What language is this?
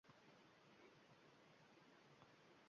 Uzbek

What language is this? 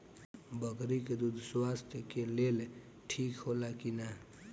Bhojpuri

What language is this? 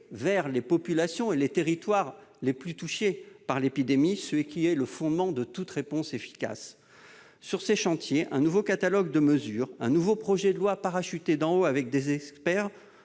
French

